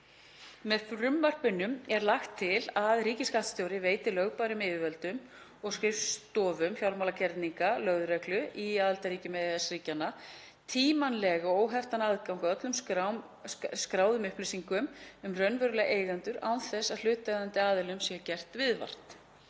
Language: Icelandic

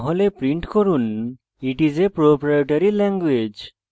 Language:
Bangla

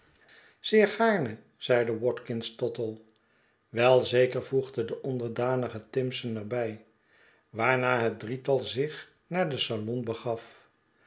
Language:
Dutch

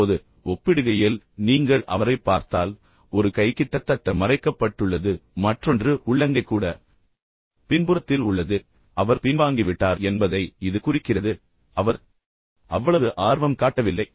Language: Tamil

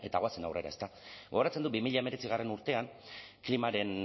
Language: Basque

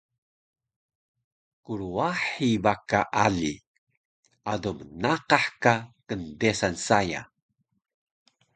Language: Taroko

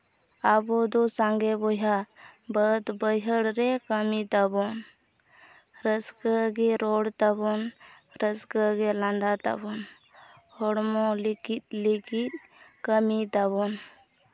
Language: Santali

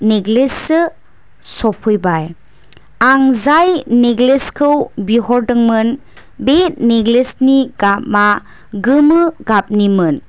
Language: Bodo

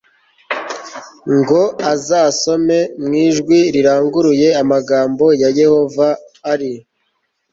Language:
Kinyarwanda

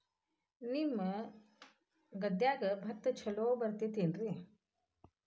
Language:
Kannada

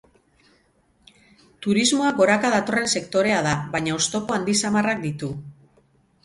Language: Basque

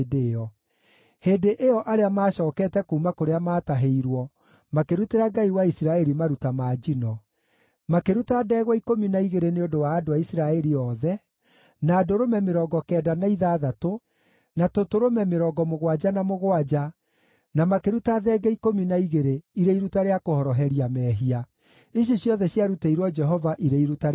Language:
Kikuyu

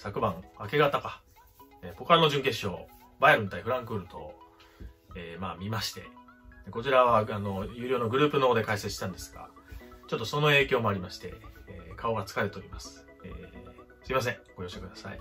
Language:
Japanese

